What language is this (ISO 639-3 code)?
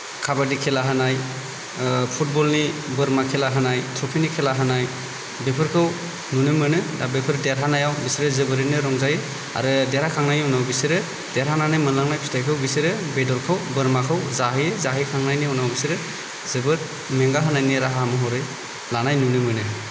brx